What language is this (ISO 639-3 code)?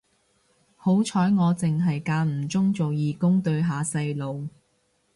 yue